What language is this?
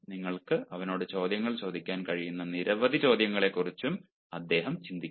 Malayalam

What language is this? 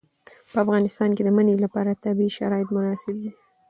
Pashto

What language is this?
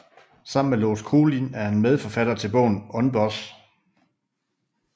Danish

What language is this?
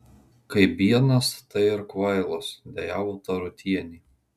Lithuanian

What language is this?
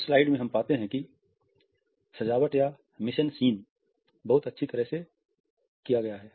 Hindi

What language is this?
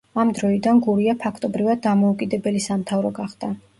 Georgian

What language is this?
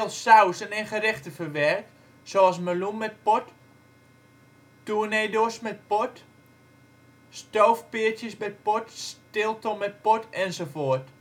Dutch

